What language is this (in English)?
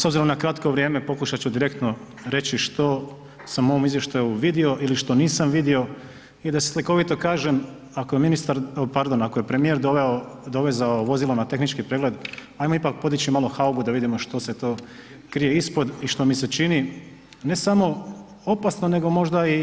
Croatian